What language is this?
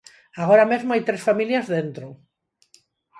Galician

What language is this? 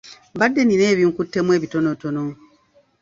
Ganda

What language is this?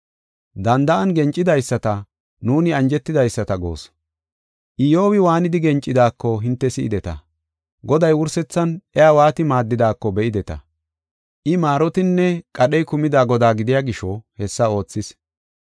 Gofa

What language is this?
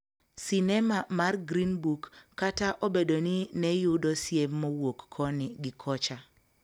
Luo (Kenya and Tanzania)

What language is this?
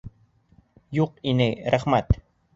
Bashkir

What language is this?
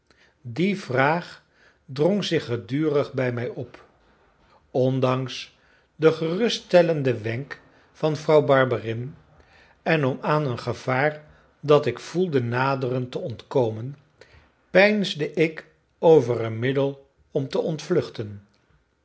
Dutch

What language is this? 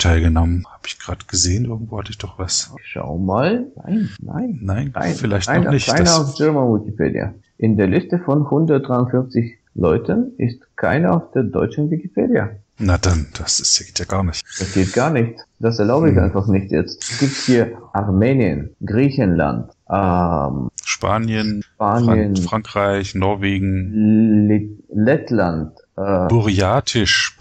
German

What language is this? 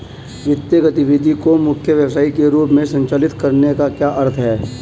Hindi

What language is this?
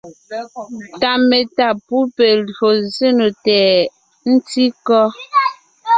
Ngiemboon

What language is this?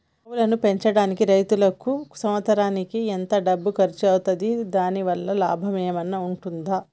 Telugu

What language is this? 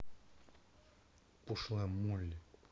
Russian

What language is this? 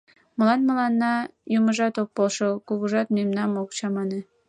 Mari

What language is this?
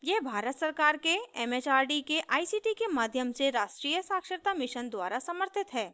Hindi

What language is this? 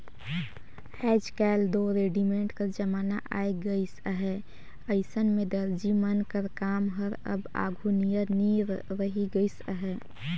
Chhattisgarhi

